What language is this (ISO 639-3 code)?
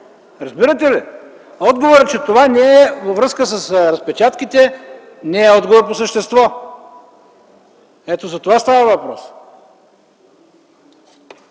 bul